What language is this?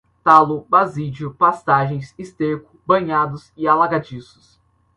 Portuguese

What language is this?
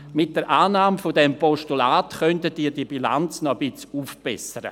Swiss German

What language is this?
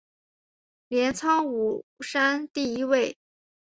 Chinese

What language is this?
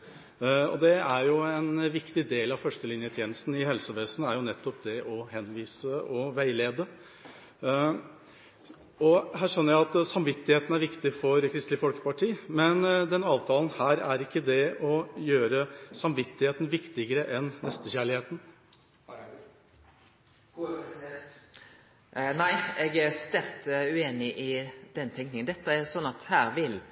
Norwegian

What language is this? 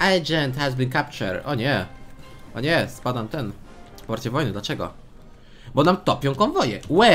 Polish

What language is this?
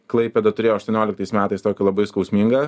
Lithuanian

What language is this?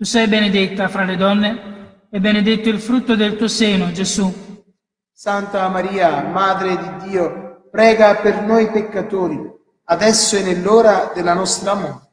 Italian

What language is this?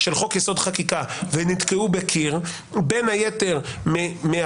Hebrew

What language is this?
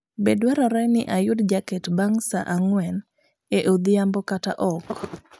Luo (Kenya and Tanzania)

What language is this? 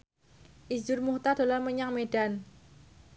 Javanese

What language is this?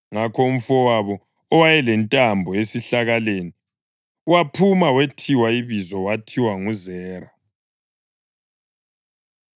North Ndebele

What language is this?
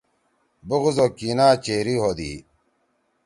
Torwali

